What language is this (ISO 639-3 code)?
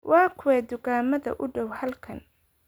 som